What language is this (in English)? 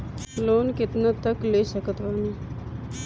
Bhojpuri